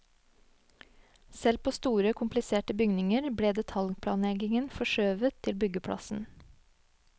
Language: Norwegian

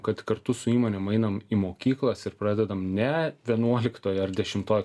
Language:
Lithuanian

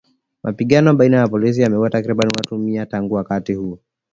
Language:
Swahili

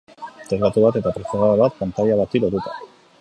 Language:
Basque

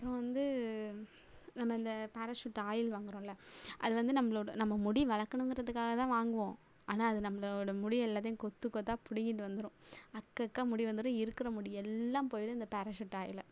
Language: Tamil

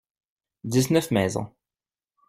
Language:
French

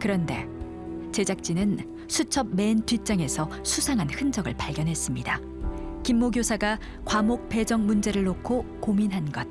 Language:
Korean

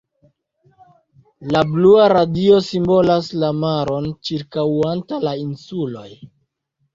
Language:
Esperanto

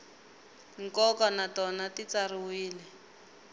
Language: Tsonga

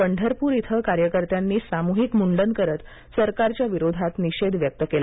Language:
Marathi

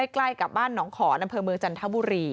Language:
Thai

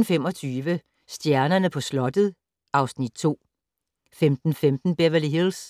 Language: Danish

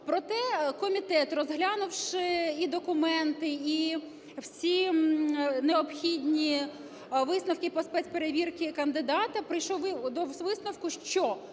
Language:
Ukrainian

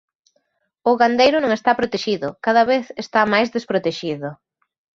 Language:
Galician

